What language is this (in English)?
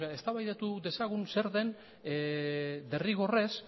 Basque